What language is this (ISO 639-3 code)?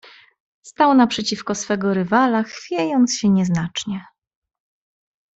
pol